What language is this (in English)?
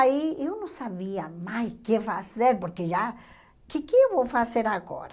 Portuguese